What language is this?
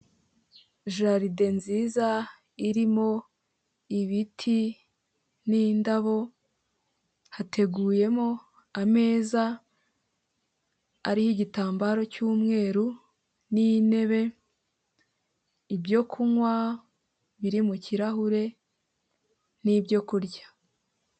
Kinyarwanda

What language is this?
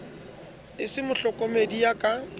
Southern Sotho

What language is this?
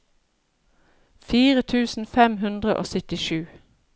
Norwegian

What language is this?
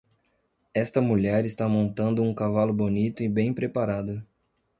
Portuguese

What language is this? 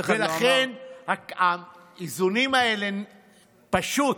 Hebrew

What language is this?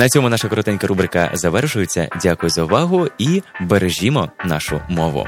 Ukrainian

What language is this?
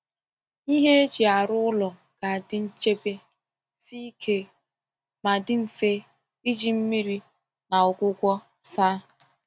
Igbo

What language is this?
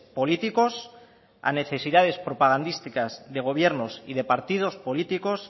Spanish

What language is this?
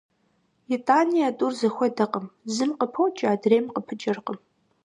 Kabardian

